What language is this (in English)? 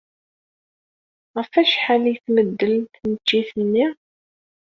Kabyle